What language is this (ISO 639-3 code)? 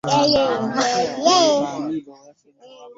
lug